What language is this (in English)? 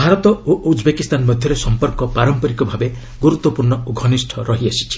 Odia